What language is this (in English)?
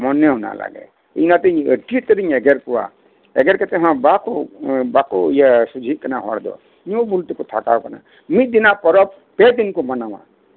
Santali